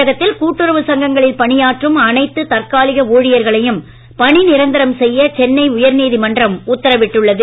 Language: Tamil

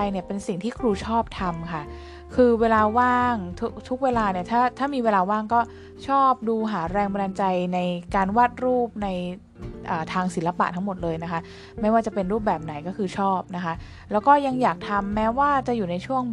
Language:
Thai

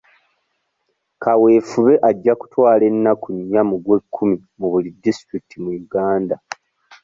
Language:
Ganda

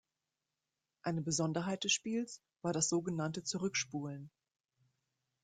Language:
German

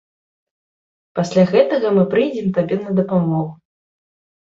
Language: Belarusian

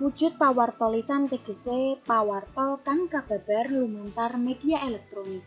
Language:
Indonesian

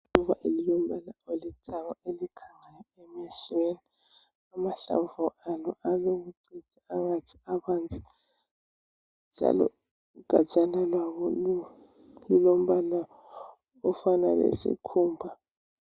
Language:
North Ndebele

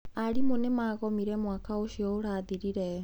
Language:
Kikuyu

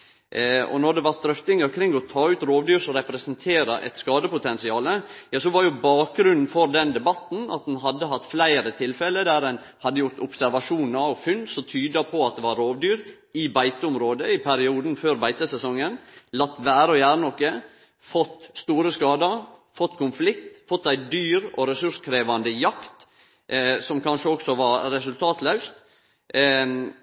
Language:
Norwegian Nynorsk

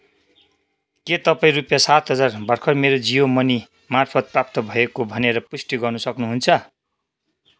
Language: Nepali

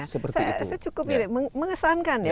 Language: Indonesian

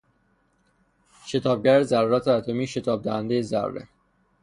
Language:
Persian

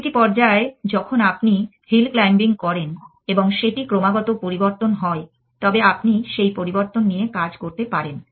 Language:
Bangla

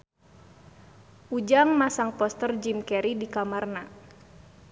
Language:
Sundanese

